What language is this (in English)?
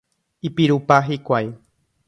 Guarani